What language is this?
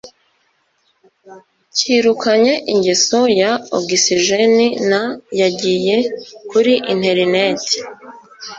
Kinyarwanda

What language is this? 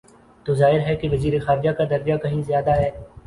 Urdu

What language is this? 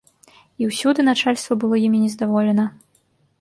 Belarusian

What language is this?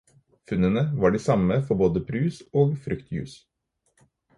Norwegian Bokmål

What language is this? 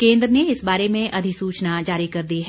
Hindi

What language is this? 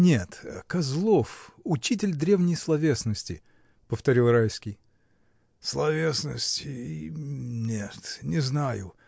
Russian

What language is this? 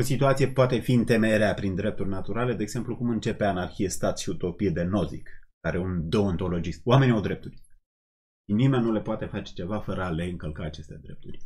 Romanian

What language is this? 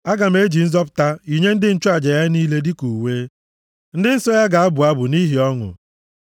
Igbo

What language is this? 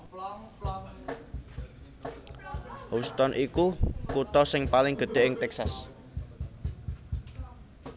Javanese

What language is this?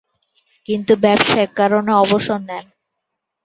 Bangla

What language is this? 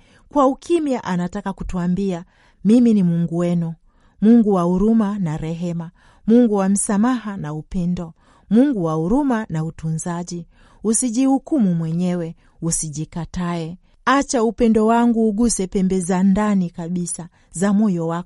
Swahili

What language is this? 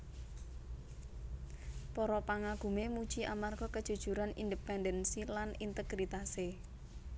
Javanese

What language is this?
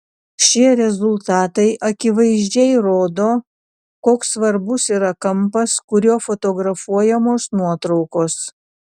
Lithuanian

